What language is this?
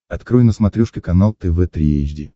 Russian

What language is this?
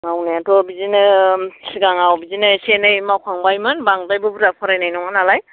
Bodo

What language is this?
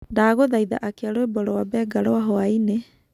Kikuyu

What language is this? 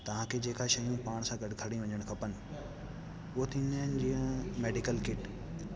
Sindhi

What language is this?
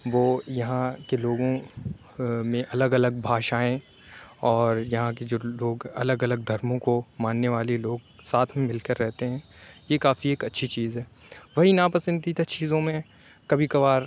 Urdu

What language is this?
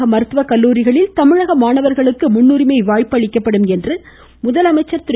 Tamil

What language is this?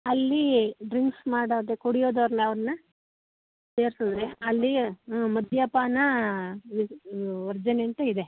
Kannada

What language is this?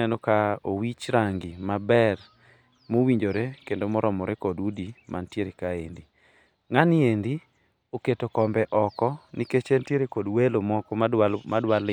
Luo (Kenya and Tanzania)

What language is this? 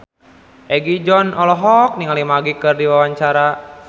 Sundanese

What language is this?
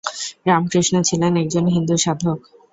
Bangla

